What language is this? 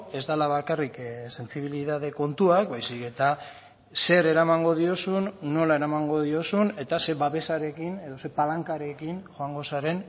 Basque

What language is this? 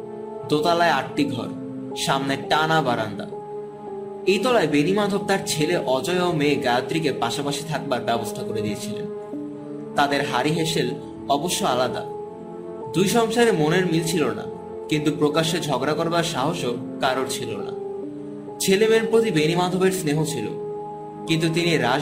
Bangla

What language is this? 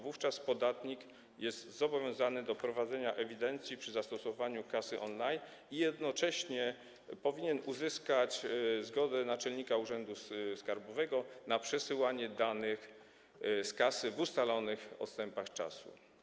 Polish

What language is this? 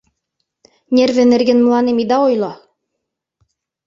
Mari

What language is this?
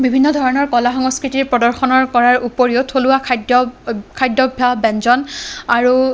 Assamese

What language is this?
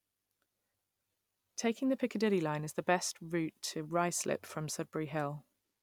English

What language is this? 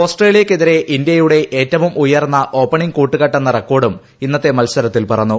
Malayalam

